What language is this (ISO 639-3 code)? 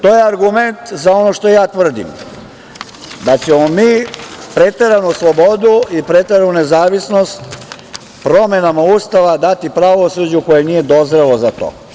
srp